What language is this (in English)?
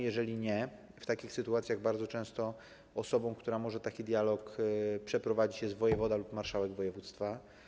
Polish